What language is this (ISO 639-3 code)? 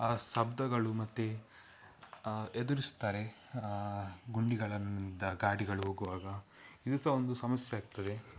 kan